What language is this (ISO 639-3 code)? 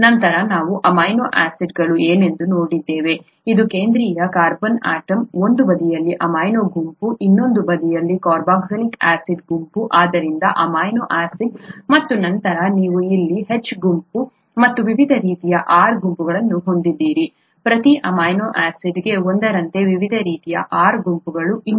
kan